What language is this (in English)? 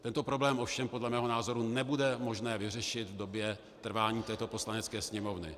Czech